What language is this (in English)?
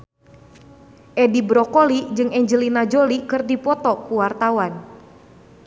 Sundanese